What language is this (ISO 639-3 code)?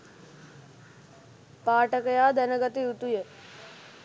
sin